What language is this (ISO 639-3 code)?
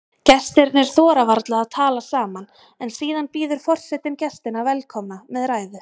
isl